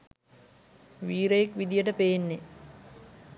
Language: Sinhala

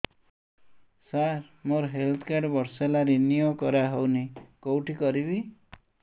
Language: Odia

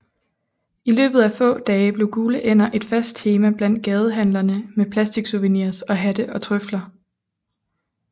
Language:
Danish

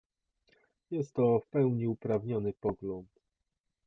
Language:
Polish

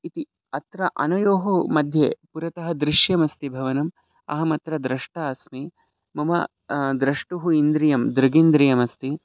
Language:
Sanskrit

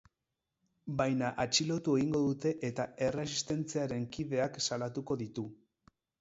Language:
Basque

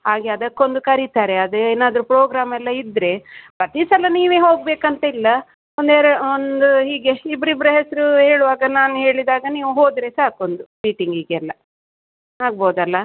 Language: Kannada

